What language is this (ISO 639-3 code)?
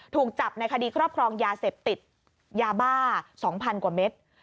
tha